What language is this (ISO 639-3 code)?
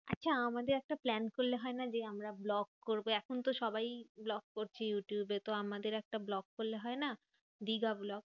ben